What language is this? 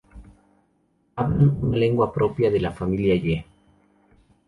Spanish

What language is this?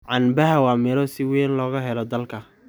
Somali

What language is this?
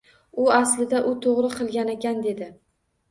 Uzbek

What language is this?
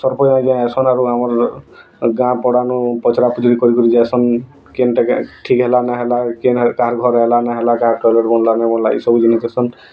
Odia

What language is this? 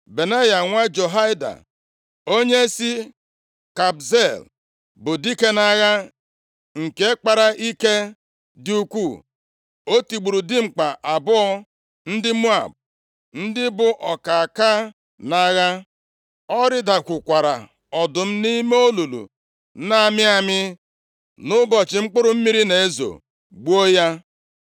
Igbo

